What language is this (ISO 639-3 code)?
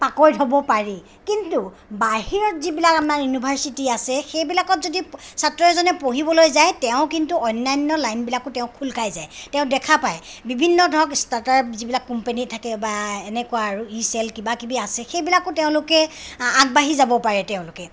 asm